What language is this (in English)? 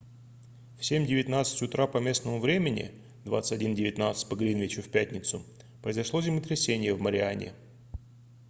Russian